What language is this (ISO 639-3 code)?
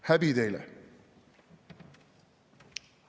est